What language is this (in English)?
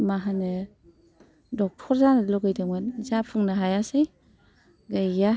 Bodo